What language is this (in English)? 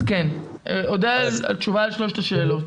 Hebrew